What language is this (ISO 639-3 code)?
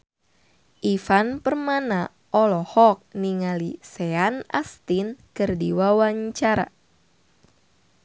sun